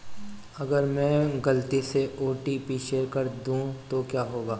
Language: Hindi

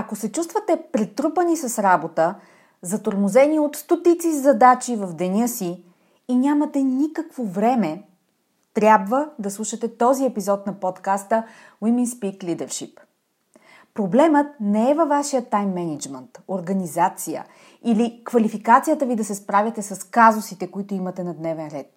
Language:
Bulgarian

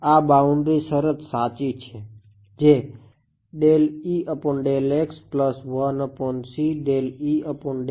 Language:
Gujarati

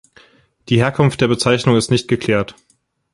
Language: German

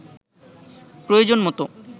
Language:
Bangla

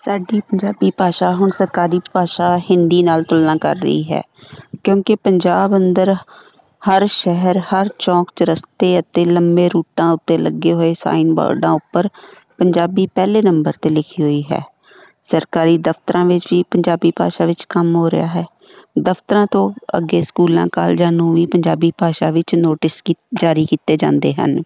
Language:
Punjabi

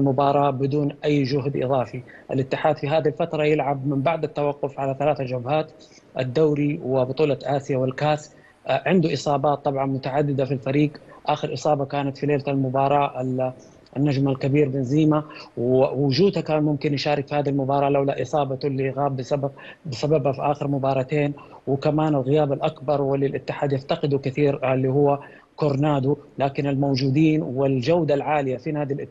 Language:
Arabic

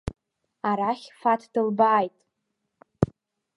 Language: Abkhazian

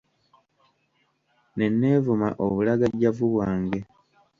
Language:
Ganda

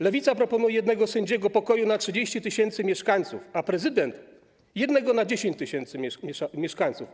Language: Polish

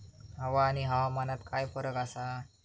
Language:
Marathi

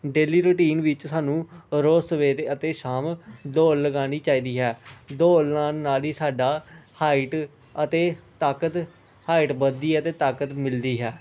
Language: Punjabi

